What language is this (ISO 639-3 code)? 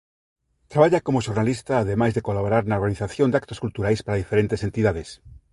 glg